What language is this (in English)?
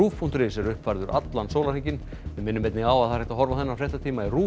Icelandic